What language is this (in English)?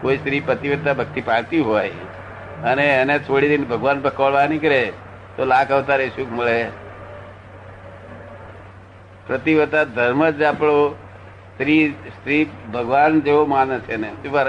Gujarati